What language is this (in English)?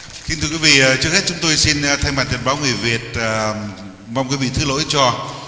Vietnamese